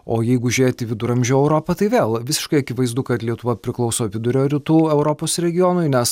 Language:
Lithuanian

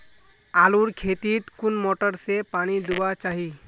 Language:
Magahi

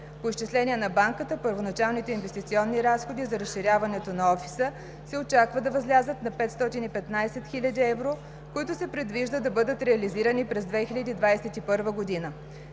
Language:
Bulgarian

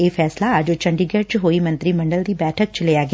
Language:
Punjabi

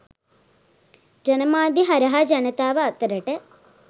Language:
Sinhala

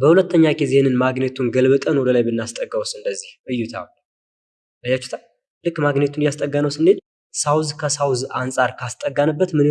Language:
Turkish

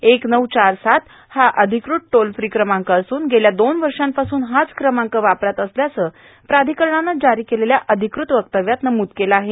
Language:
Marathi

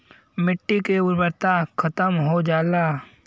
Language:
Bhojpuri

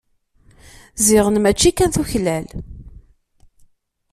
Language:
Kabyle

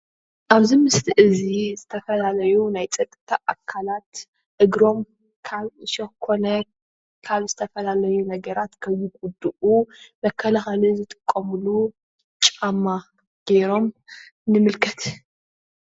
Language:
Tigrinya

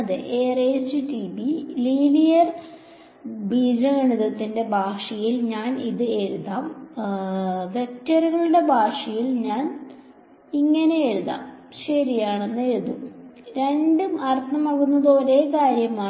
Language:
Malayalam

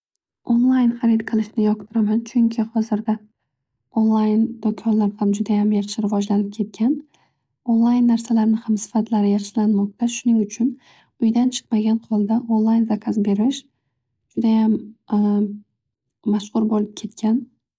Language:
Uzbek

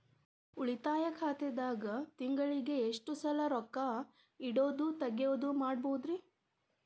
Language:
Kannada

